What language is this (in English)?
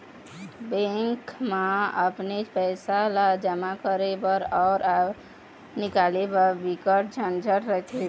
Chhattisgarhi